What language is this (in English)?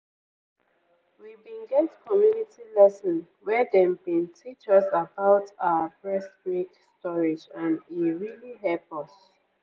Nigerian Pidgin